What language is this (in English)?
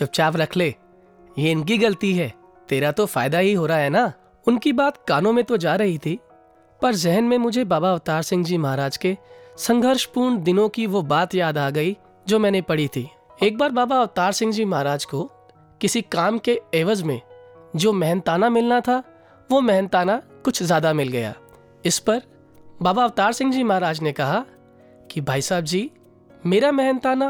Hindi